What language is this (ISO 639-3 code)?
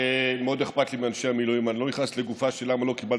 heb